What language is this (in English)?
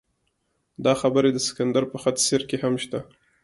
Pashto